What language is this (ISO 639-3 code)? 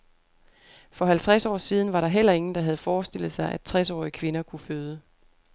dan